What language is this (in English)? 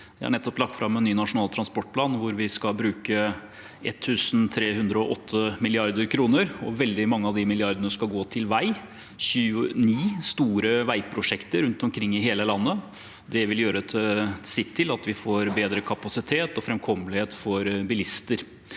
Norwegian